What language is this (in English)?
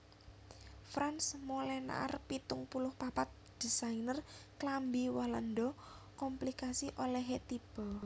Javanese